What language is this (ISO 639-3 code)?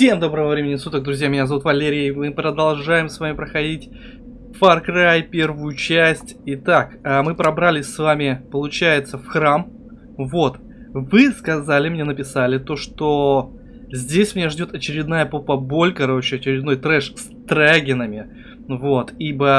rus